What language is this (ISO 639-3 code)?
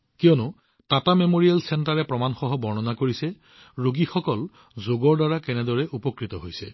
asm